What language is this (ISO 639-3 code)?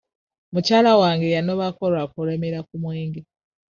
lug